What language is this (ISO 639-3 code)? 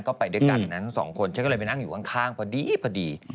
tha